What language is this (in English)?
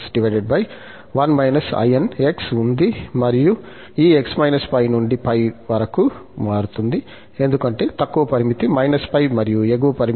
Telugu